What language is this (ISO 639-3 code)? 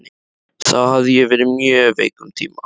isl